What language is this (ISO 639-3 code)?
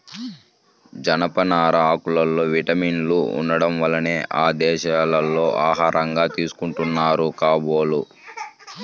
tel